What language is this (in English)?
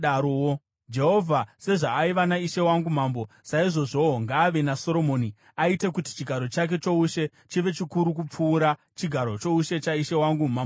Shona